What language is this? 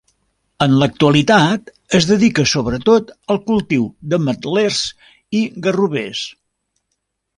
Catalan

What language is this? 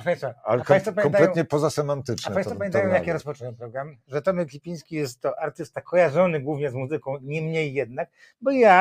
Polish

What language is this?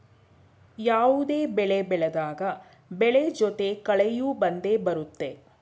Kannada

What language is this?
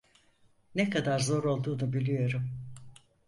Turkish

